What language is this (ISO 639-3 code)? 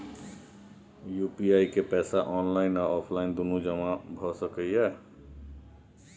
mai